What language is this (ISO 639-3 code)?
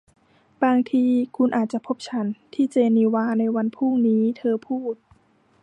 tha